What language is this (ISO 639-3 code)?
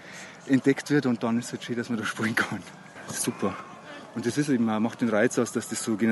deu